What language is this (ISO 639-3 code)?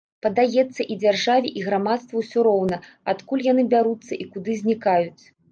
bel